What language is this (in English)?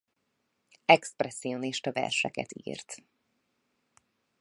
Hungarian